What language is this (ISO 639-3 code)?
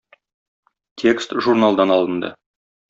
tat